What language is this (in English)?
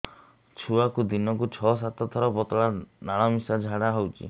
Odia